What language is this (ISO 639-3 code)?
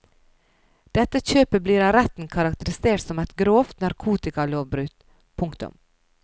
nor